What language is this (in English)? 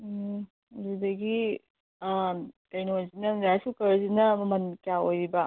Manipuri